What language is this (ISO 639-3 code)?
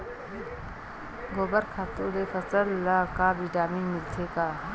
hne